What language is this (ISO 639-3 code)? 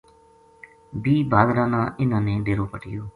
gju